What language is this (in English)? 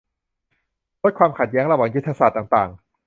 Thai